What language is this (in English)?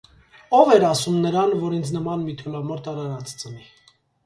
Armenian